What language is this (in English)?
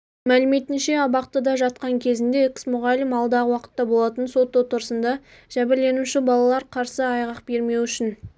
Kazakh